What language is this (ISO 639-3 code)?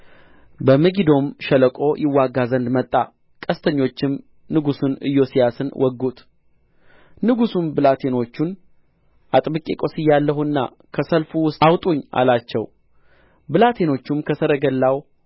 amh